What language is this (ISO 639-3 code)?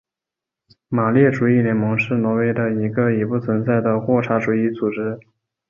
zho